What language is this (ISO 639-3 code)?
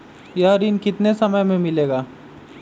mag